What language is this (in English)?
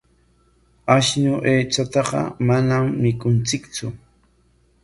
Corongo Ancash Quechua